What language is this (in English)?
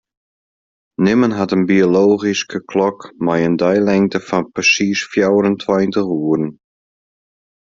Western Frisian